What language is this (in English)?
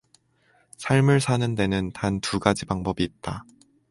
Korean